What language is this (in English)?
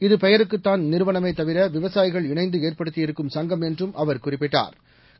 Tamil